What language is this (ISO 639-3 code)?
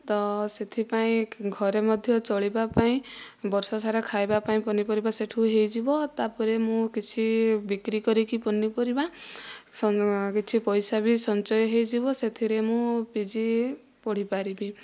ori